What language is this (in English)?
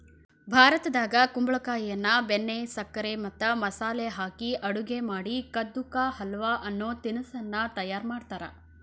Kannada